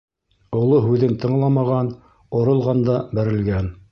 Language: Bashkir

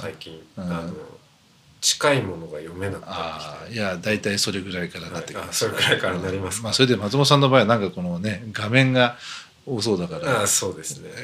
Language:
Japanese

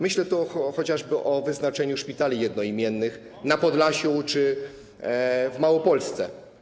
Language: Polish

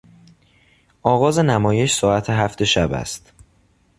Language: Persian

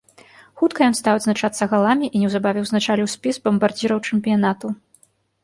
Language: Belarusian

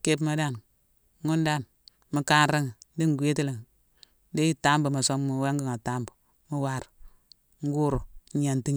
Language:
Mansoanka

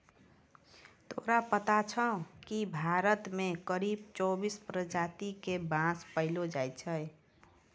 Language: Maithili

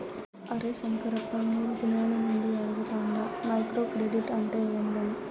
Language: Telugu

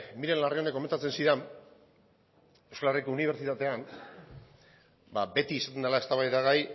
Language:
Basque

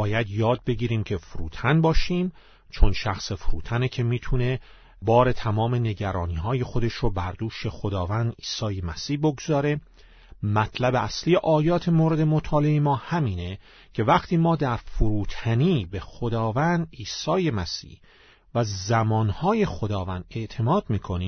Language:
Persian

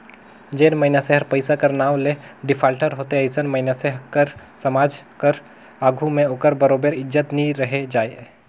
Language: Chhattisgarhi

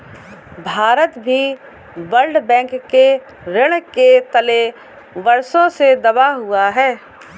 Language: Hindi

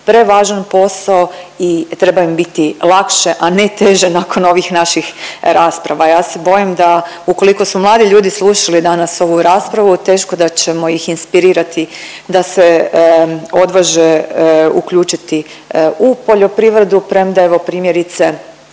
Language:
Croatian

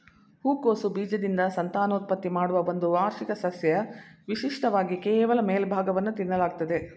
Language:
Kannada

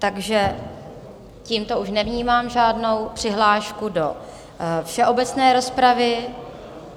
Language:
Czech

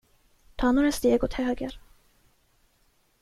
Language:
Swedish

